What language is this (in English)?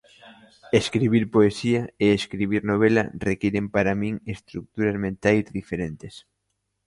Galician